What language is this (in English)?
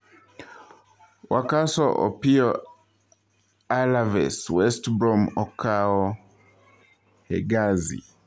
Luo (Kenya and Tanzania)